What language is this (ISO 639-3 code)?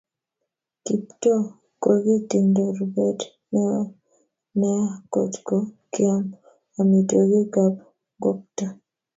kln